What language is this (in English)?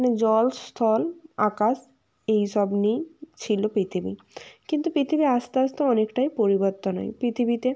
Bangla